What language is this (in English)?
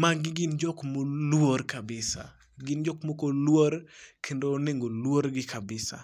Luo (Kenya and Tanzania)